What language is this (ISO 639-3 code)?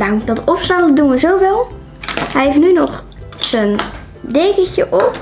nld